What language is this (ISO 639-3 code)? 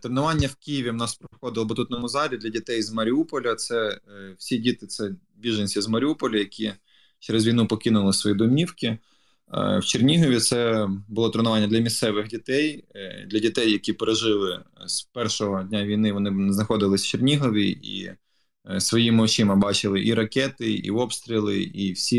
ukr